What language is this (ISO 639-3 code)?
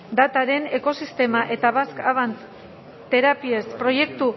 eus